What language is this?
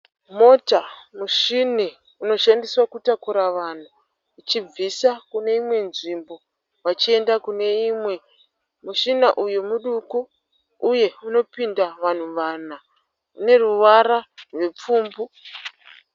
Shona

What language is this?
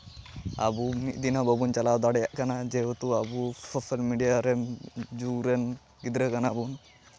Santali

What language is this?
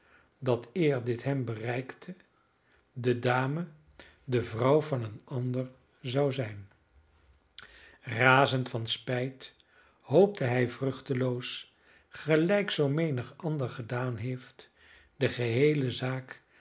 Dutch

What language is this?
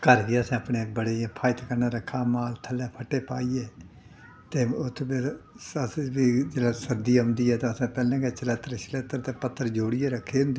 Dogri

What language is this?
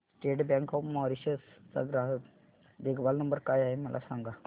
Marathi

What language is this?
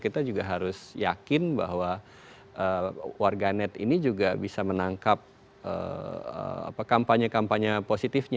Indonesian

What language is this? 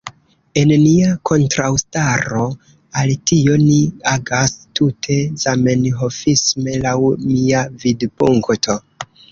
Esperanto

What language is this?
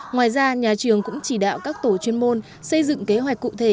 Vietnamese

